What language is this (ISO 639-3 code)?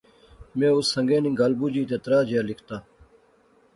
phr